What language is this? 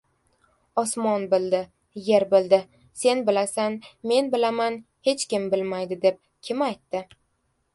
Uzbek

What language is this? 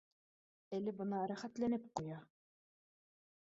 Bashkir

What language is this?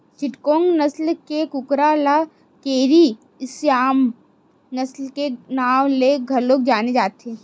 Chhattisgarhi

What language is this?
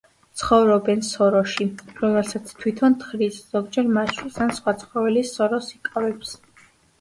Georgian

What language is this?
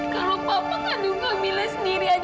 Indonesian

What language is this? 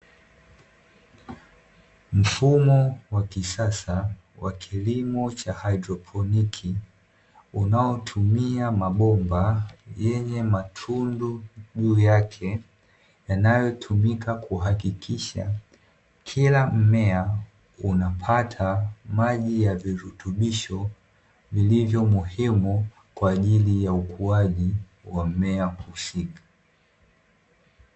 Swahili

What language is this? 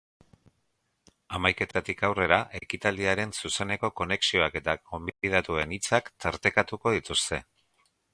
Basque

